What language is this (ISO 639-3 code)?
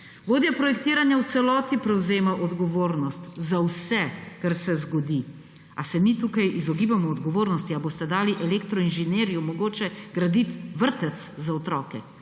slv